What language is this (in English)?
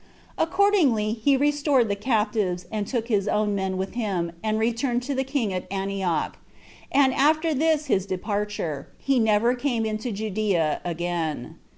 English